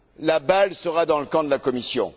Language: French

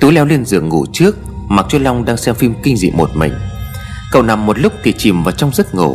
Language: Vietnamese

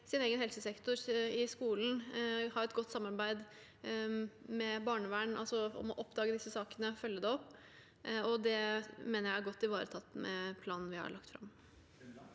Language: Norwegian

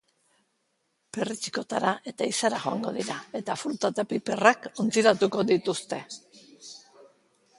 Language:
Basque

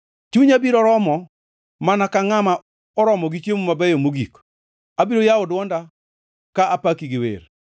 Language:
Luo (Kenya and Tanzania)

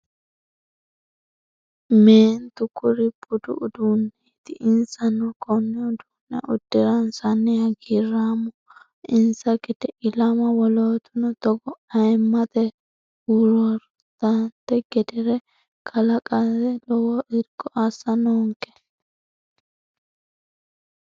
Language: Sidamo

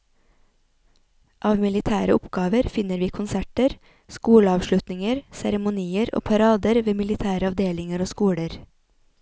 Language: Norwegian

